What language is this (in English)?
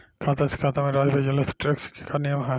Bhojpuri